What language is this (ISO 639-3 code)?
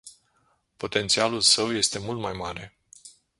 ron